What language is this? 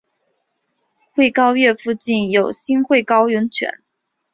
Chinese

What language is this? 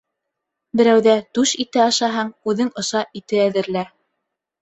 Bashkir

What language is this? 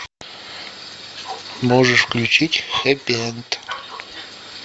Russian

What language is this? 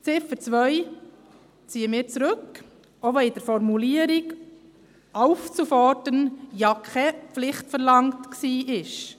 Swiss German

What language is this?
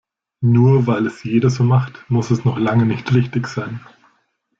German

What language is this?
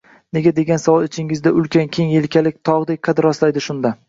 Uzbek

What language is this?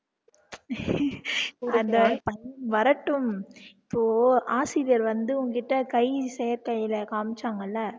Tamil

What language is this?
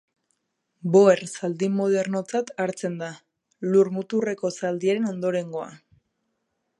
Basque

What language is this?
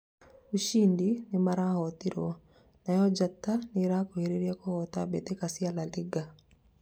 Kikuyu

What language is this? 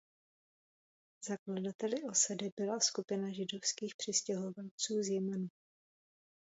Czech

